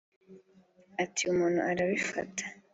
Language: Kinyarwanda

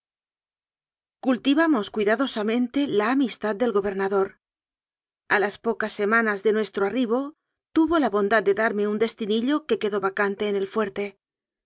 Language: Spanish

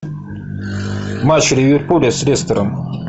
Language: Russian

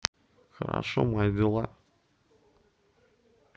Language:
Russian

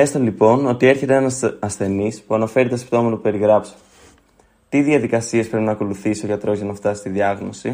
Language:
Greek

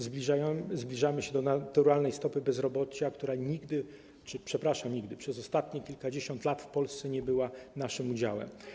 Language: Polish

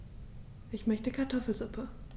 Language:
German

